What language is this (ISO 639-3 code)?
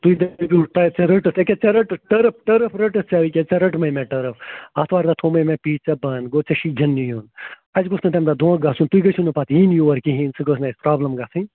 kas